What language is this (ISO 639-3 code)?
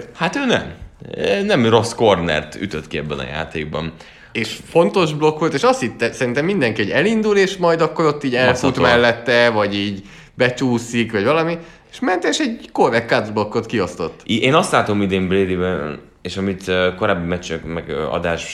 hun